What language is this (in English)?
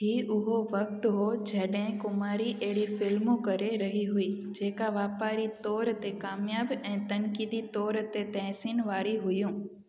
Sindhi